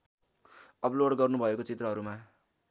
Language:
Nepali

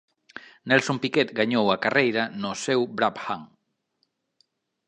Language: Galician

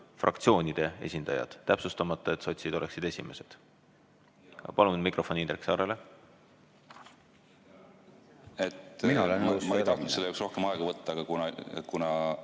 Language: Estonian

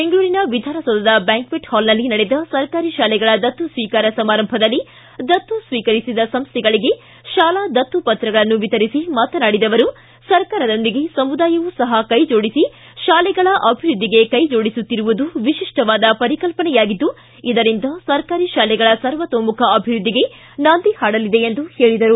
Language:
Kannada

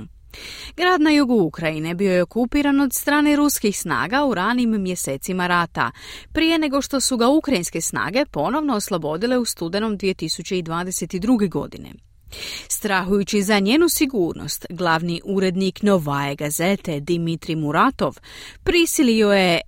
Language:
Croatian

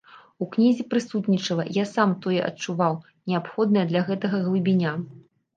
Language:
Belarusian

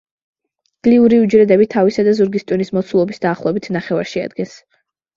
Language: Georgian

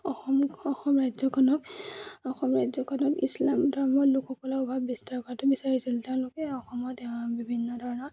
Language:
Assamese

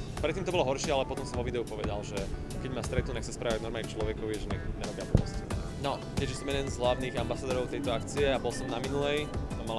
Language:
Slovak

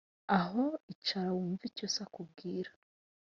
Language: Kinyarwanda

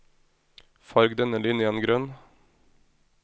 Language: Norwegian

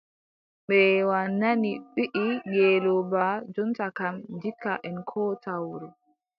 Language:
Adamawa Fulfulde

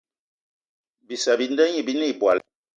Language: Eton (Cameroon)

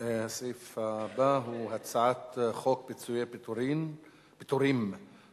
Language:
Hebrew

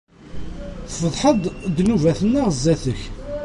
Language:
Kabyle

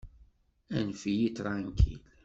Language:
Kabyle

